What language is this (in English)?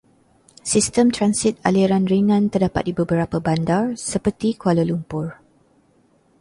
Malay